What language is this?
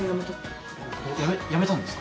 Japanese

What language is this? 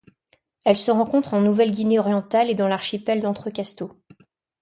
French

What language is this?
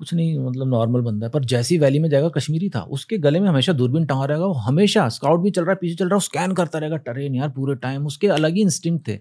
Hindi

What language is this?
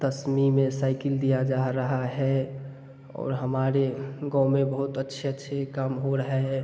Hindi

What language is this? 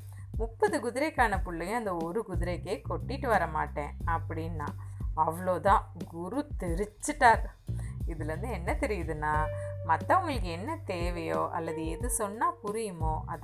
Tamil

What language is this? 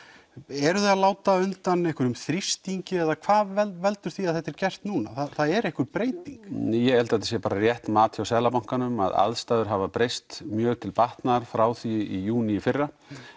Icelandic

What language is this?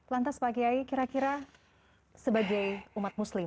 Indonesian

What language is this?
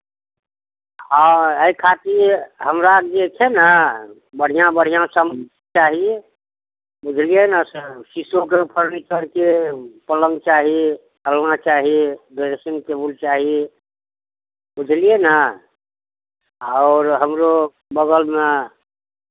Maithili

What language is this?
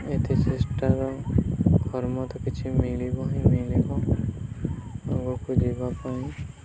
Odia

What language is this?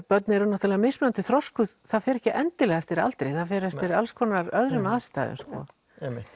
Icelandic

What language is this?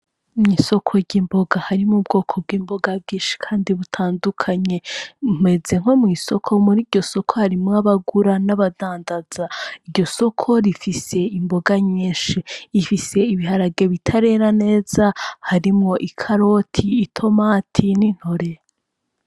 Rundi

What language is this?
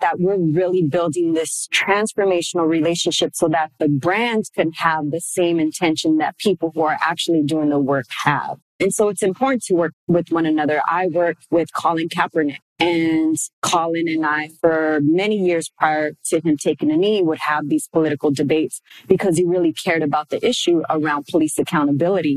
English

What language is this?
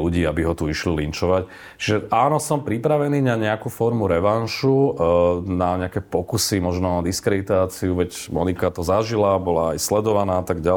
Slovak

